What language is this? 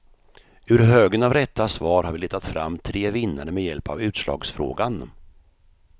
Swedish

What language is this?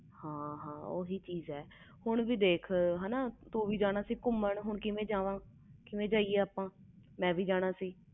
Punjabi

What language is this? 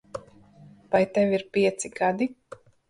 Latvian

